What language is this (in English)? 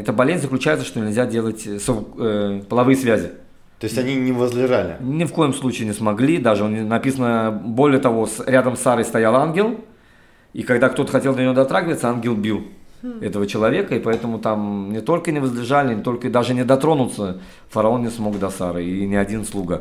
Russian